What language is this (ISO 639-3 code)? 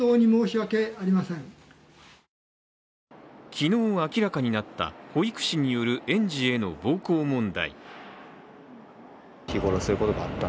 jpn